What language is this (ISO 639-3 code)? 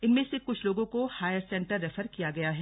hin